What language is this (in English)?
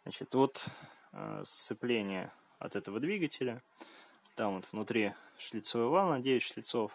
Russian